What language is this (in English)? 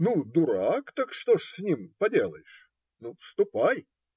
Russian